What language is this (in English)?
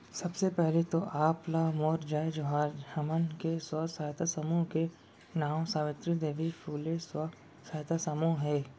Chhattisgarhi